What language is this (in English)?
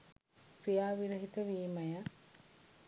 Sinhala